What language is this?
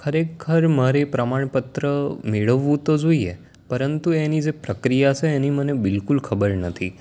Gujarati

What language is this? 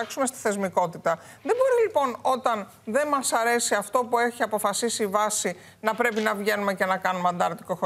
Greek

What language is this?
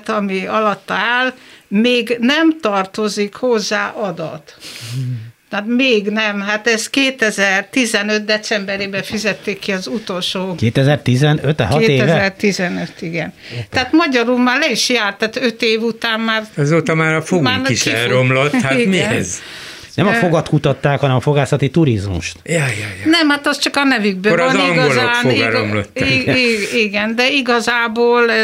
Hungarian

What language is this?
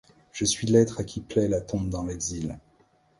French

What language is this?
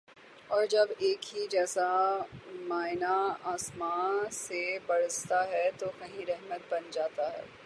Urdu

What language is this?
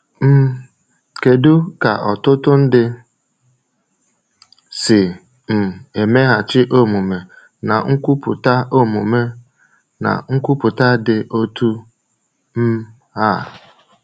Igbo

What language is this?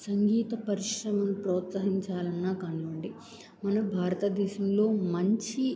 Telugu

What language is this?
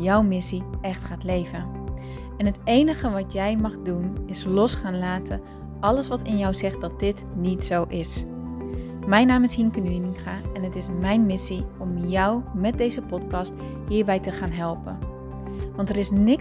Dutch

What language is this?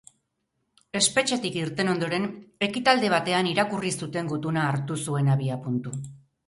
Basque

